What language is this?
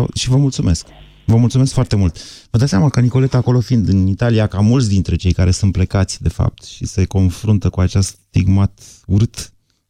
Romanian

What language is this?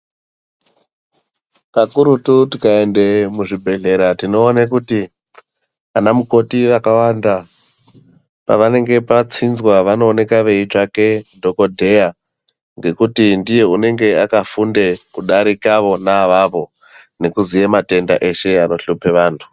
Ndau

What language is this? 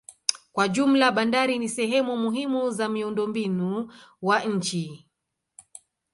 Swahili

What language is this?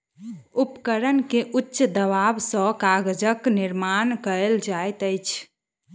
Maithili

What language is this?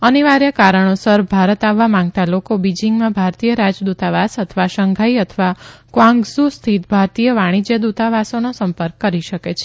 Gujarati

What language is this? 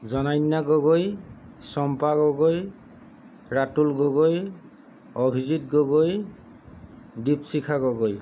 Assamese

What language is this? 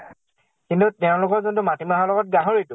Assamese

